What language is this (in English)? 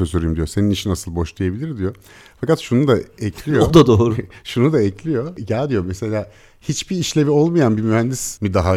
Turkish